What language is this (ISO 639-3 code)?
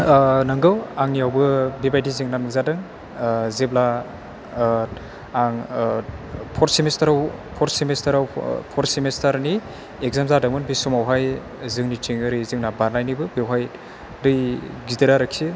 brx